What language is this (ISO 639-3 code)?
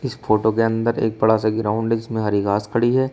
hin